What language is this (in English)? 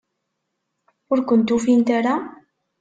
Kabyle